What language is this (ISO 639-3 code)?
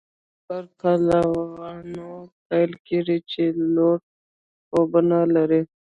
pus